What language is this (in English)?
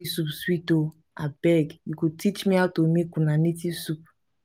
Nigerian Pidgin